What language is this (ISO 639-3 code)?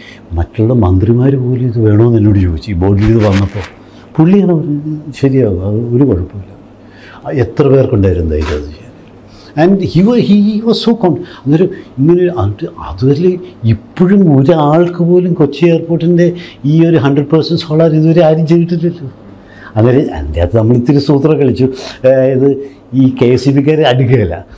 mal